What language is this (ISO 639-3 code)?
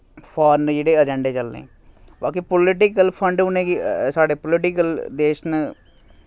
doi